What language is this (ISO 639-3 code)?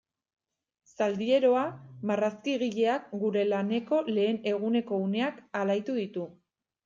eus